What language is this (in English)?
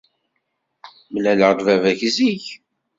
Kabyle